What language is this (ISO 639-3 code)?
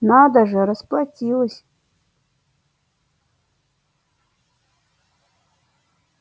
rus